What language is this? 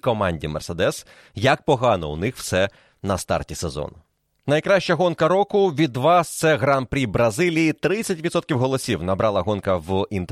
Ukrainian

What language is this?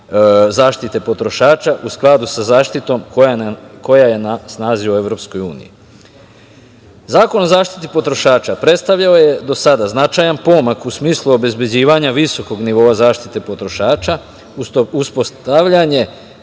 Serbian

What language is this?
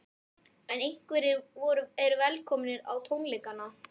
Icelandic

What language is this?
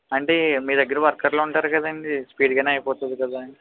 Telugu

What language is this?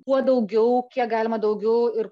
Lithuanian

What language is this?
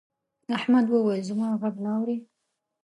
Pashto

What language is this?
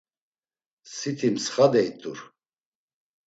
Laz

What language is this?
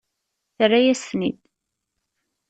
Kabyle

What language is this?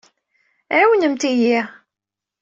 Kabyle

